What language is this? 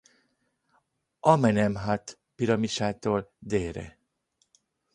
Hungarian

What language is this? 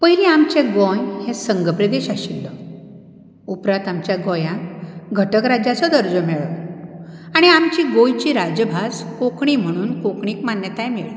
Konkani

